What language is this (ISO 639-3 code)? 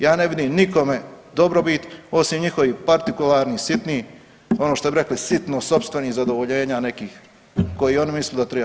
hrv